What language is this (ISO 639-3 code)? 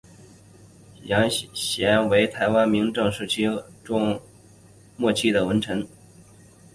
zho